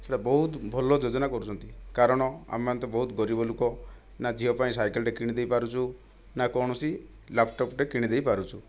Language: Odia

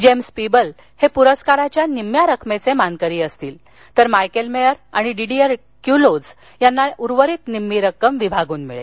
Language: Marathi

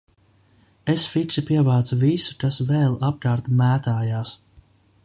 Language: Latvian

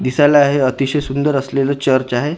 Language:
Marathi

